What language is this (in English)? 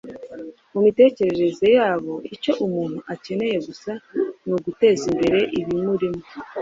Kinyarwanda